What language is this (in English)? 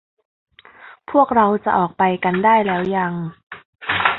Thai